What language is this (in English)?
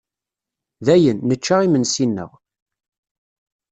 Kabyle